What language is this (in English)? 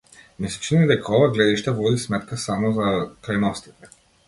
Macedonian